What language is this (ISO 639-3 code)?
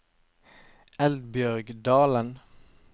nor